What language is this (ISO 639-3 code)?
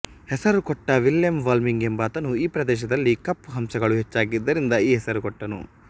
kan